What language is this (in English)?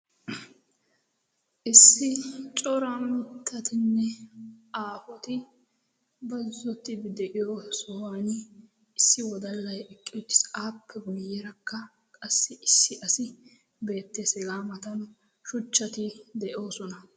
Wolaytta